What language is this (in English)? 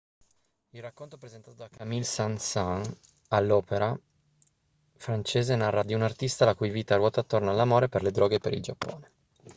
Italian